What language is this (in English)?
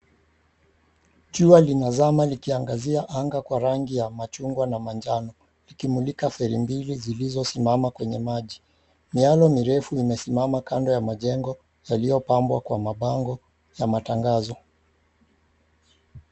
Swahili